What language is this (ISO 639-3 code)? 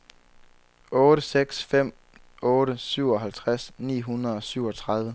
dan